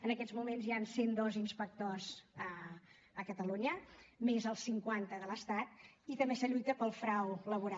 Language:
Catalan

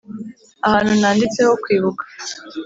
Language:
Kinyarwanda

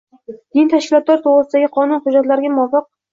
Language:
Uzbek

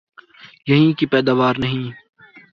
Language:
Urdu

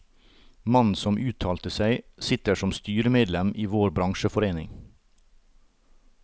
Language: Norwegian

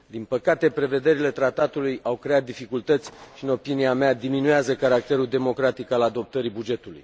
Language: Romanian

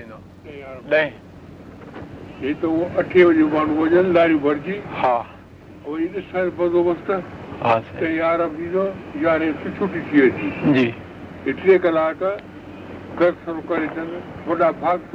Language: Hindi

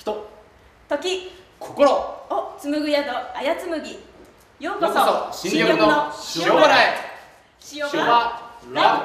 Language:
Japanese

